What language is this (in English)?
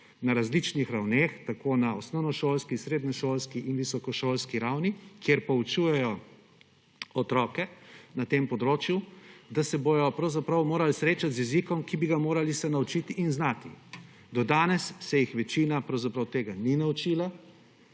Slovenian